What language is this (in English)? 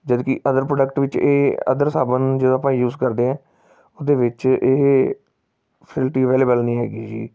Punjabi